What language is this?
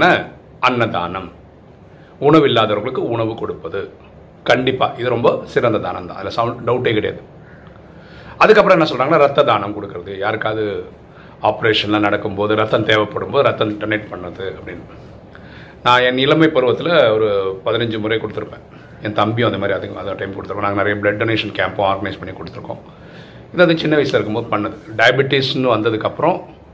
Tamil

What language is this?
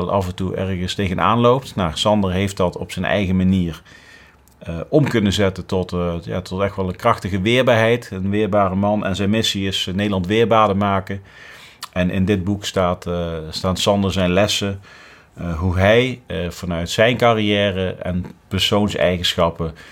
Dutch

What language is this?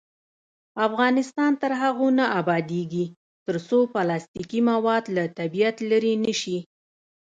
Pashto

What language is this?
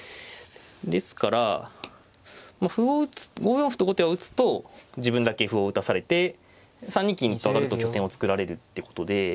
Japanese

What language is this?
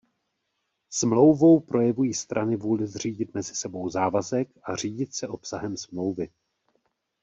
Czech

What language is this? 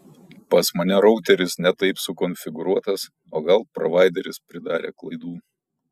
Lithuanian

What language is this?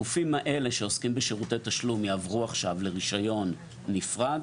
Hebrew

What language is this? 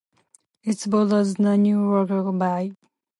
English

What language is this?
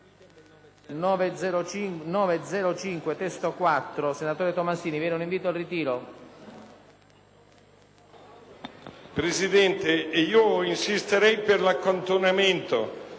Italian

